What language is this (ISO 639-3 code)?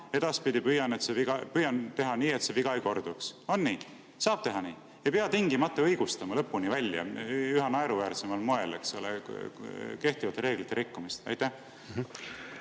est